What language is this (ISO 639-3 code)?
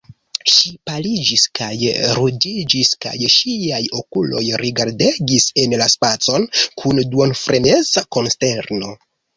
epo